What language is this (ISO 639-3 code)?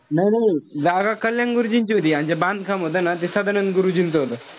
mar